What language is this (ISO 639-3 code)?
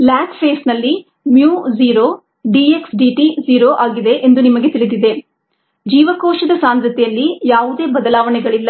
kan